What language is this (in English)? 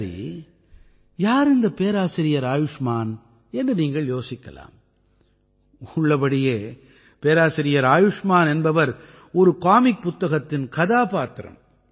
Tamil